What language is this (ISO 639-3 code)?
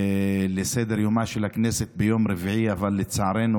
heb